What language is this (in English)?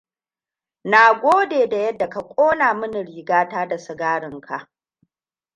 Hausa